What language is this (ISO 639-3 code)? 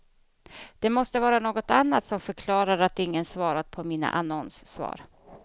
swe